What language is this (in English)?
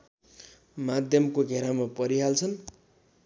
Nepali